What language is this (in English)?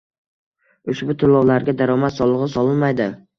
Uzbek